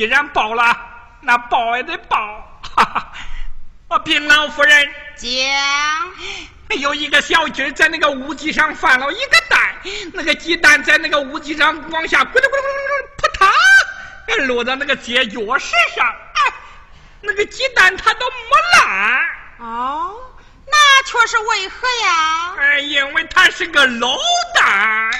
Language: Chinese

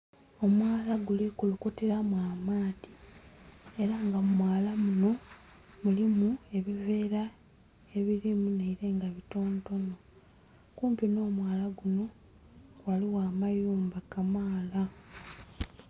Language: Soga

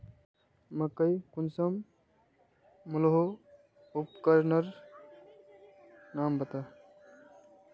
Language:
Magahi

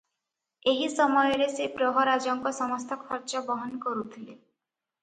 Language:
Odia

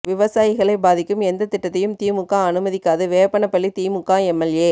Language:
Tamil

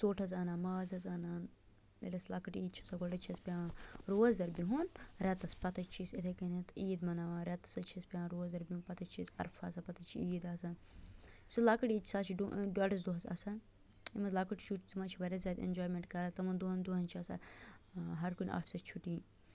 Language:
Kashmiri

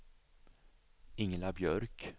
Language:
Swedish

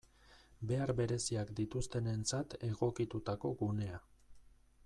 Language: Basque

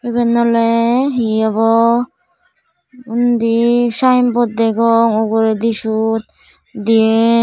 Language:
Chakma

